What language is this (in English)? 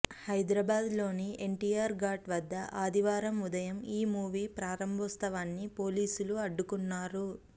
Telugu